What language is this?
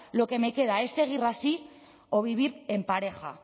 Spanish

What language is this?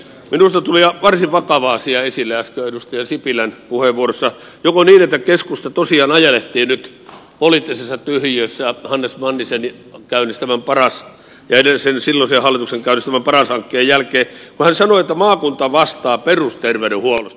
Finnish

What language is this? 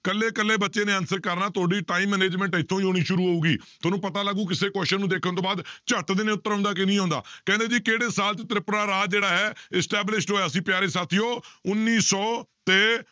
Punjabi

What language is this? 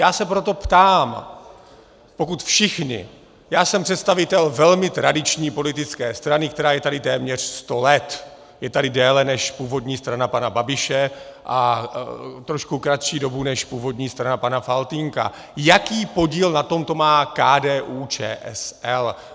Czech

